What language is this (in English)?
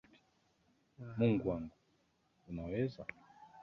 Swahili